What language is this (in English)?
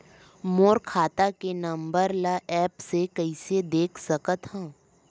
Chhattisgarhi